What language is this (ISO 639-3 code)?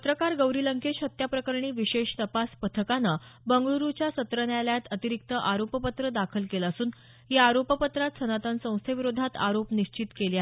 mar